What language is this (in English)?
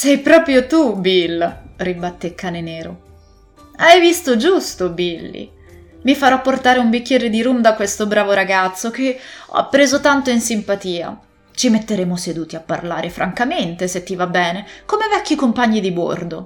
Italian